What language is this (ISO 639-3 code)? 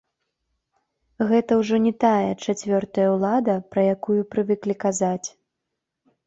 bel